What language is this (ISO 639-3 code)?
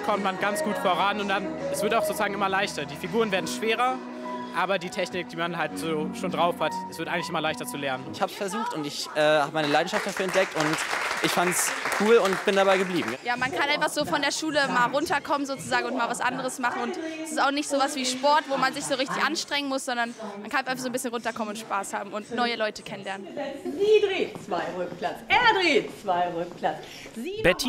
deu